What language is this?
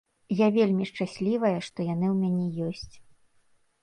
Belarusian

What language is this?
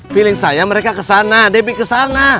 Indonesian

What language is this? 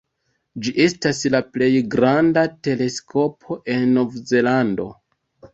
Esperanto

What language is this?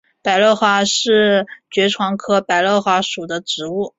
Chinese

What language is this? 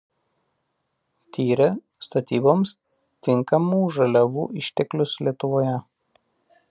Lithuanian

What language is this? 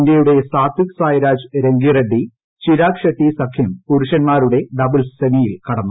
Malayalam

